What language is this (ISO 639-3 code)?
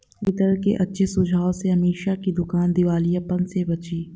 hin